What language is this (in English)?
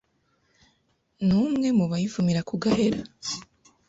Kinyarwanda